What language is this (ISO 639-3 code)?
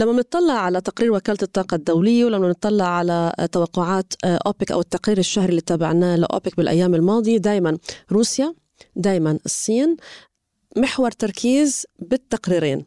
ara